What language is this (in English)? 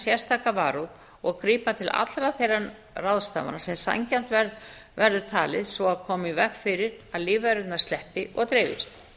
Icelandic